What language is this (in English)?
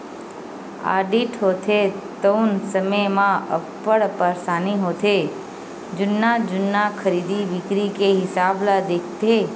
Chhattisgarhi